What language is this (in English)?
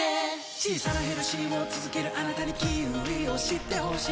Japanese